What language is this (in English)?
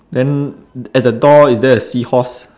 English